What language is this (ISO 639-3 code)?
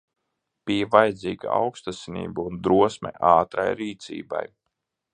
lav